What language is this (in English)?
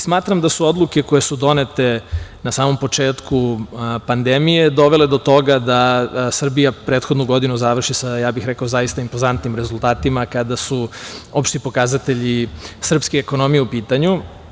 Serbian